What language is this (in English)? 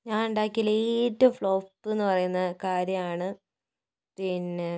Malayalam